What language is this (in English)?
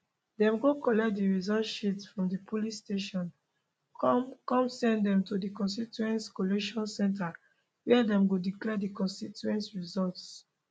Nigerian Pidgin